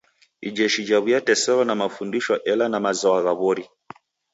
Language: Taita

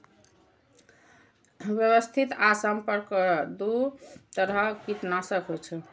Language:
Maithili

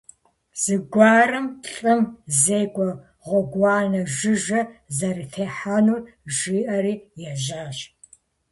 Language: Kabardian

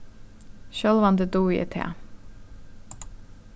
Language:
Faroese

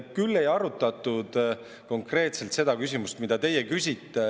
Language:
Estonian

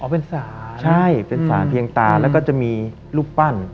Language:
Thai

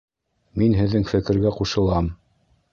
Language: Bashkir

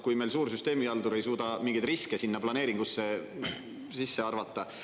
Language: Estonian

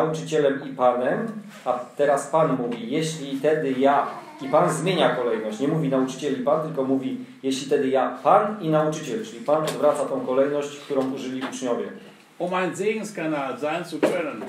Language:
Polish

